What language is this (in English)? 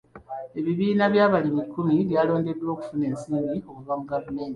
Ganda